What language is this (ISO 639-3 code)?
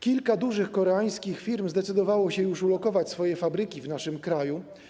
pol